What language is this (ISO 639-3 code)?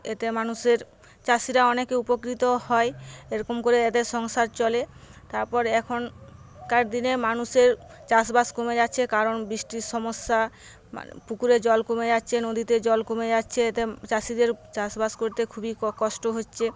ben